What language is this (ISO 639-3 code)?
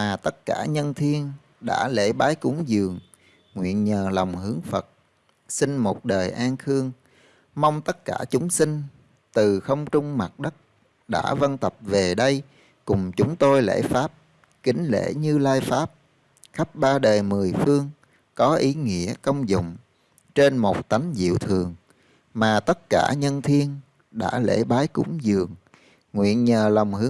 vie